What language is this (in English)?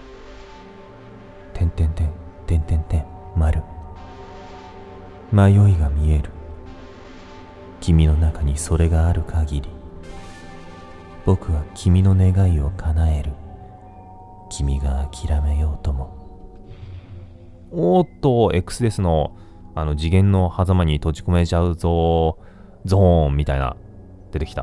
Japanese